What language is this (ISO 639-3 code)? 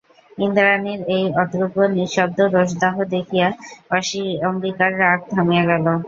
ben